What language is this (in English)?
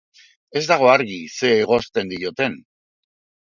Basque